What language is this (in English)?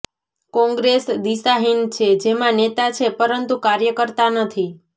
Gujarati